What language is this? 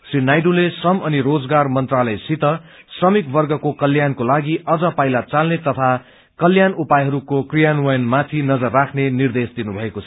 Nepali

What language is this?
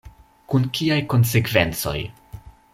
Esperanto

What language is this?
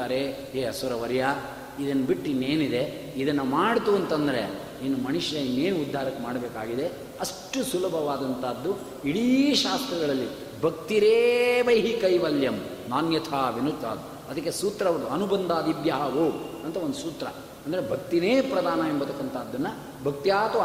Kannada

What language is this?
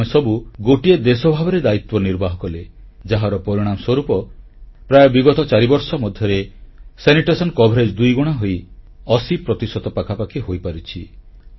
Odia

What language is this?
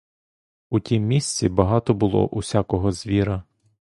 Ukrainian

